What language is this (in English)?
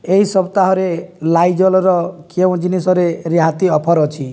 Odia